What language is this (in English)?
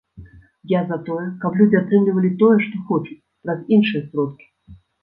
Belarusian